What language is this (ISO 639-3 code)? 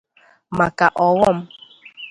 ibo